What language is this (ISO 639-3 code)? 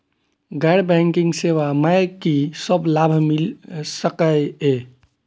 mai